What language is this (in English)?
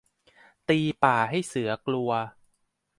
Thai